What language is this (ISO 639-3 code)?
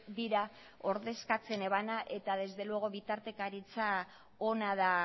eus